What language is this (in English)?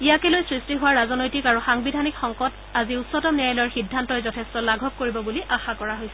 Assamese